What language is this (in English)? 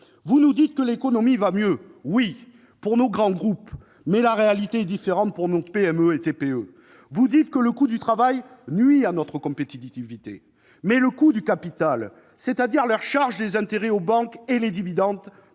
French